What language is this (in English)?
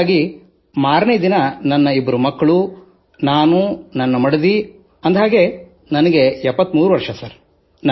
Kannada